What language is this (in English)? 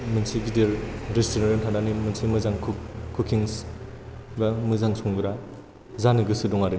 Bodo